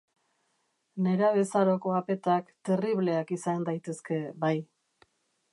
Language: Basque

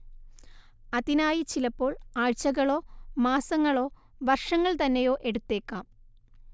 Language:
Malayalam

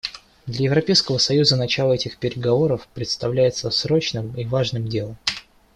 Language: Russian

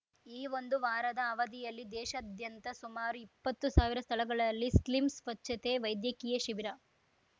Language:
Kannada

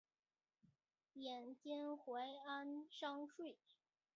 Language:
Chinese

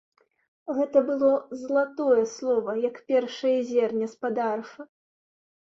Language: Belarusian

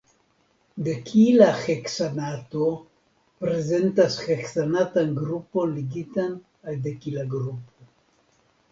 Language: Esperanto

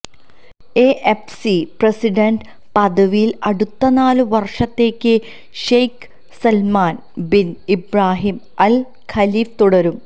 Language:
Malayalam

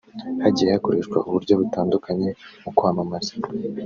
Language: Kinyarwanda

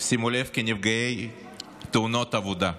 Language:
Hebrew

